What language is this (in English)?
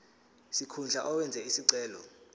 Zulu